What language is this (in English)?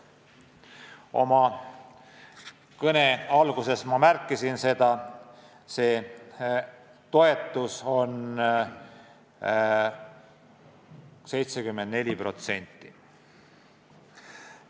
Estonian